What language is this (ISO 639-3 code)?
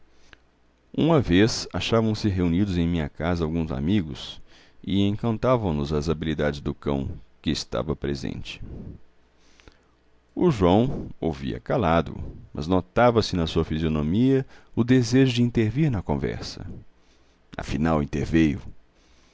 por